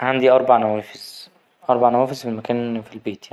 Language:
Egyptian Arabic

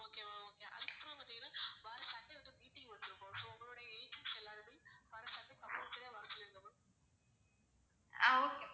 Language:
Tamil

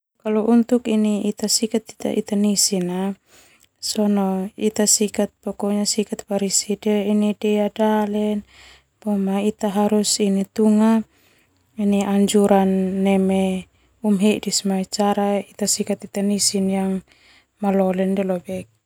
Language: Termanu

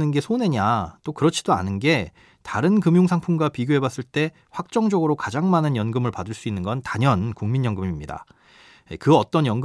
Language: Korean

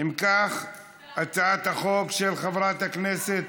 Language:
Hebrew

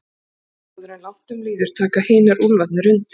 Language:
Icelandic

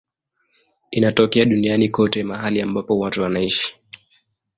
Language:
Swahili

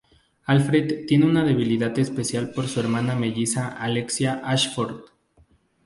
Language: Spanish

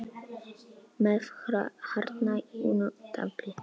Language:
Icelandic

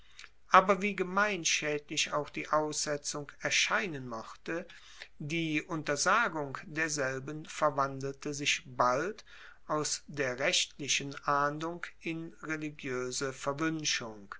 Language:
German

